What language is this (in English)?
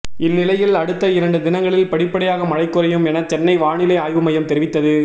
Tamil